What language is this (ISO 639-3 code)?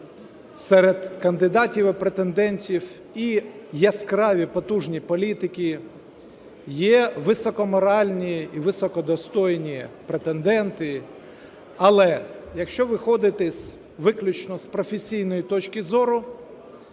ukr